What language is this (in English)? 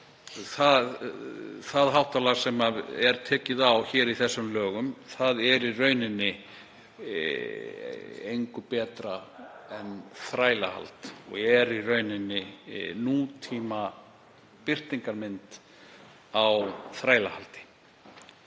Icelandic